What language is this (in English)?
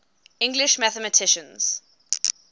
English